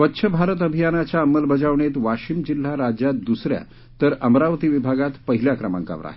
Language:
Marathi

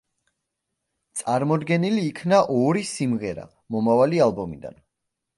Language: Georgian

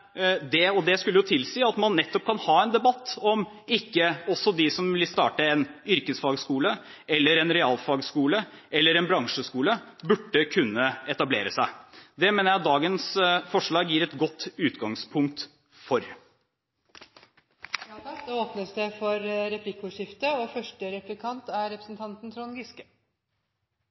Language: Norwegian Bokmål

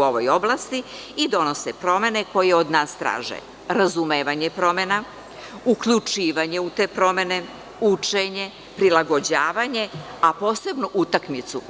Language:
Serbian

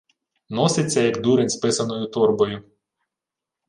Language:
Ukrainian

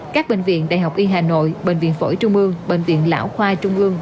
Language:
Vietnamese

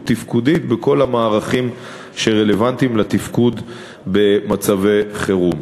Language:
Hebrew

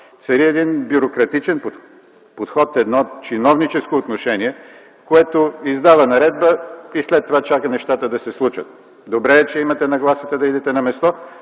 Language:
Bulgarian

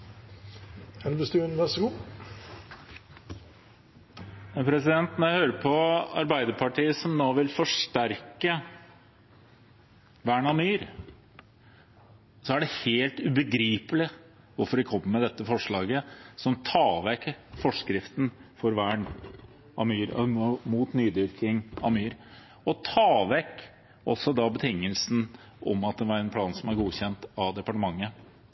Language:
Norwegian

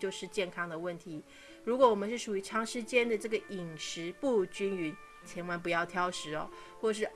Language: Chinese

